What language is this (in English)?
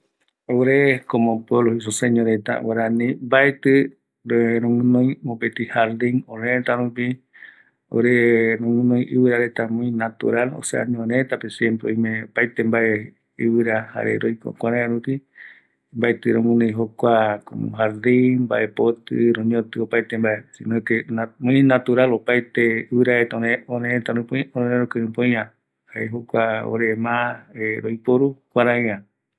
Eastern Bolivian Guaraní